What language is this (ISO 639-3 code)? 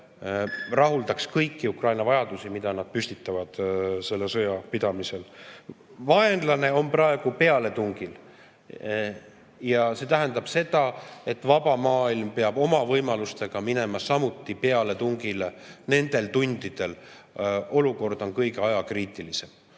est